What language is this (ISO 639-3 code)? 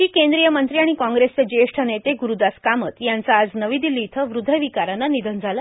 mar